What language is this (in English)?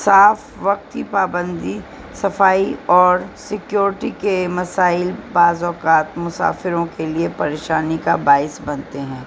Urdu